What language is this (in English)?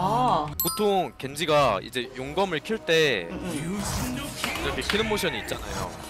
Korean